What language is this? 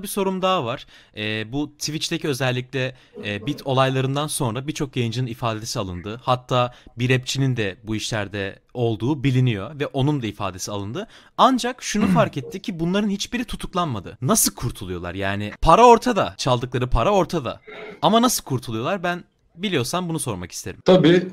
Turkish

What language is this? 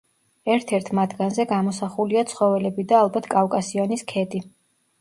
Georgian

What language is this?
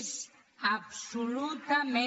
Catalan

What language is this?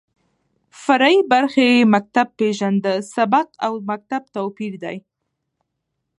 Pashto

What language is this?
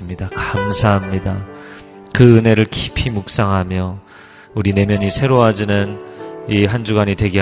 Korean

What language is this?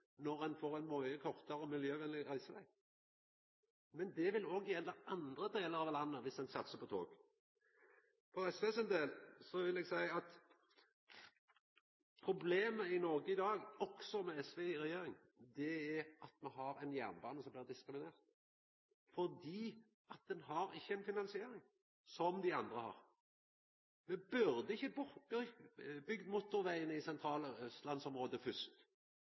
Norwegian Nynorsk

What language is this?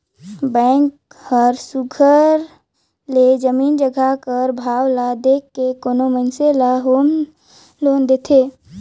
Chhattisgarhi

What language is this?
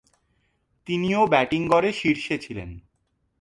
Bangla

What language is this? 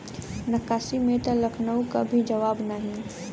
Bhojpuri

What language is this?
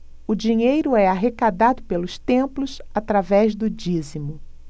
Portuguese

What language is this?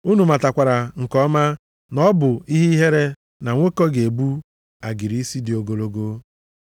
Igbo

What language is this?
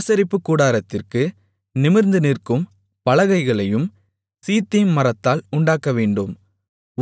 Tamil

